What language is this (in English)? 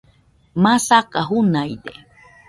Nüpode Huitoto